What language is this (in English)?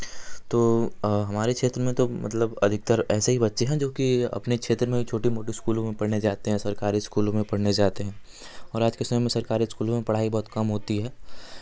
Hindi